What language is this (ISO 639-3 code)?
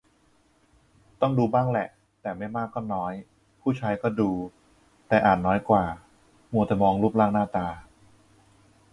tha